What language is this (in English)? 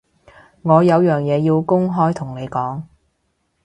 Cantonese